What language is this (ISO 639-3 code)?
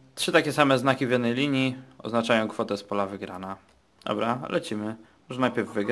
pol